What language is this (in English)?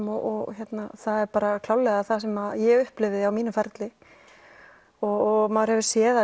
Icelandic